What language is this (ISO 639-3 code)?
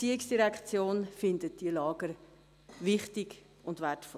gsw